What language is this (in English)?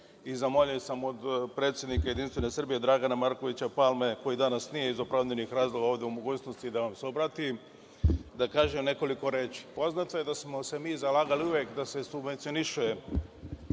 Serbian